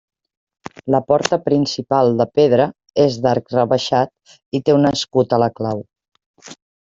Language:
Catalan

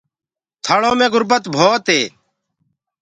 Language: Gurgula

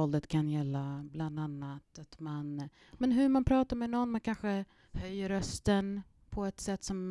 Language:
Swedish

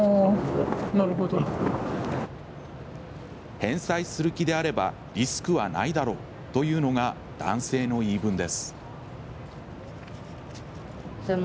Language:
Japanese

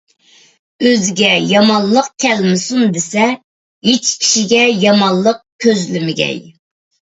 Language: Uyghur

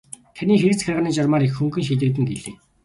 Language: Mongolian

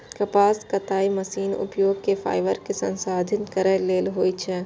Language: Maithili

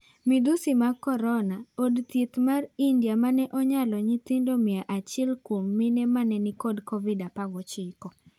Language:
Luo (Kenya and Tanzania)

